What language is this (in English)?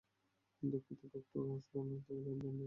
Bangla